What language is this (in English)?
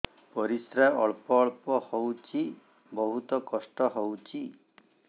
Odia